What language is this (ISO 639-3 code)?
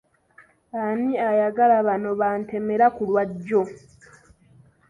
lug